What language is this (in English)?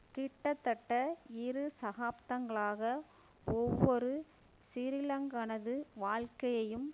Tamil